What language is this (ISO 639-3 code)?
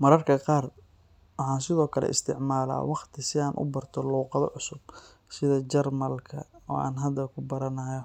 som